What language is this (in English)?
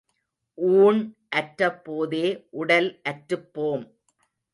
Tamil